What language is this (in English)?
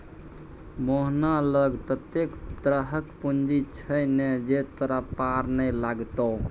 Maithili